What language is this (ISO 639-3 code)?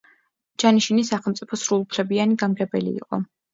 kat